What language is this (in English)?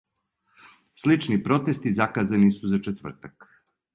Serbian